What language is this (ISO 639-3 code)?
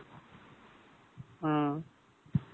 tam